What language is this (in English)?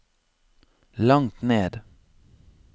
Norwegian